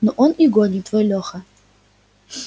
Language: Russian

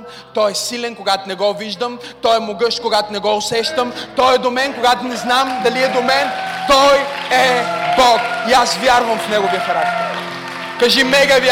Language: Bulgarian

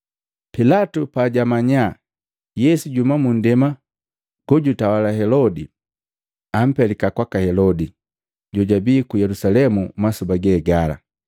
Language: Matengo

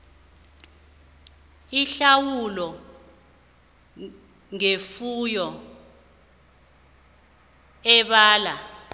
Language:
South Ndebele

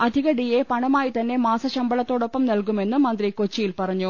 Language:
Malayalam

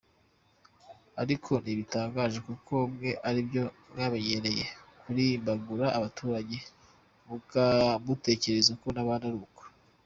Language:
Kinyarwanda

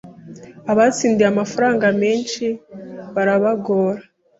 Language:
Kinyarwanda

